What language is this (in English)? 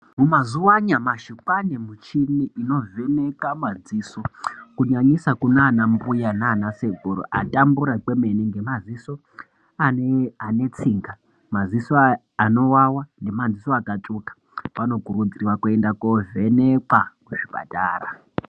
Ndau